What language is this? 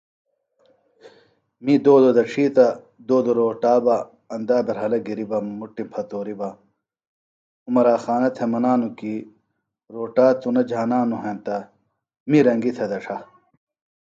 Phalura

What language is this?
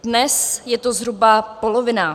Czech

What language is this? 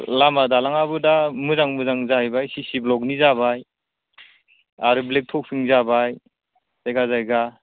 Bodo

